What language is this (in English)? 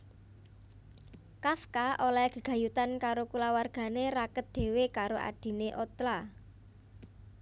Javanese